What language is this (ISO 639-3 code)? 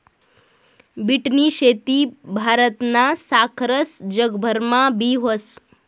mar